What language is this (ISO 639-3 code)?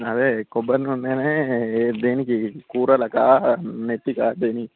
tel